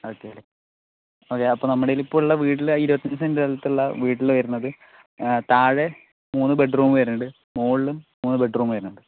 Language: Malayalam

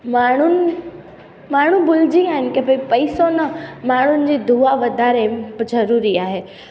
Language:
Sindhi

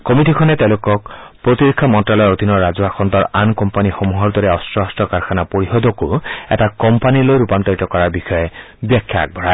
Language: Assamese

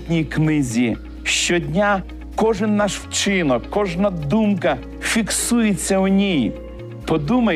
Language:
Ukrainian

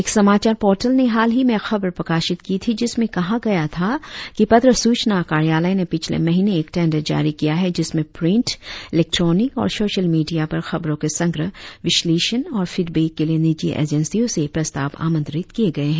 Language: Hindi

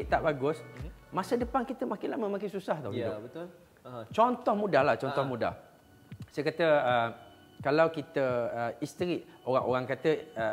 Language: Malay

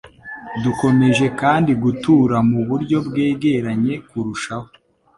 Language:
Kinyarwanda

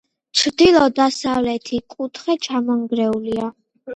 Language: Georgian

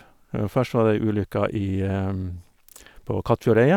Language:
Norwegian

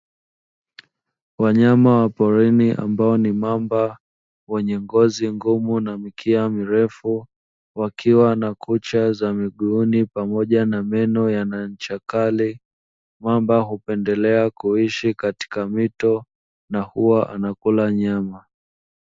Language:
Swahili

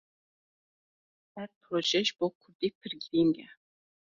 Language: Kurdish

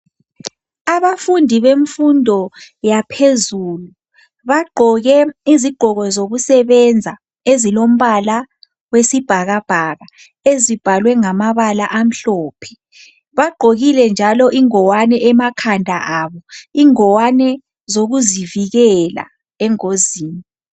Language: North Ndebele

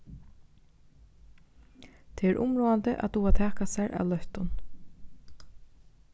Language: Faroese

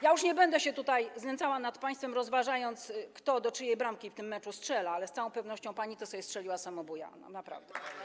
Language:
Polish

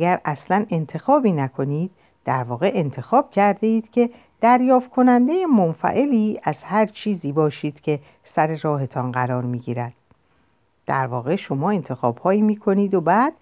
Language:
Persian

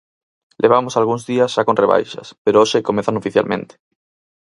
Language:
Galician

